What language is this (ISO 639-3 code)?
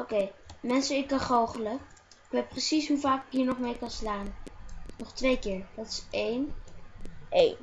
nld